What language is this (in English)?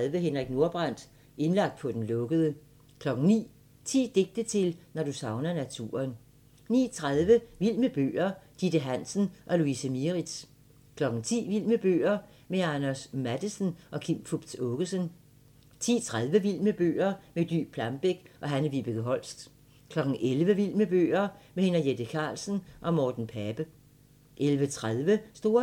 Danish